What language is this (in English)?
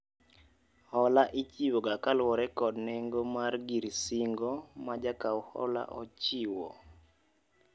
Luo (Kenya and Tanzania)